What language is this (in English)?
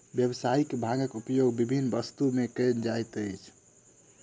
Maithili